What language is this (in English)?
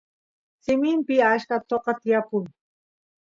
Santiago del Estero Quichua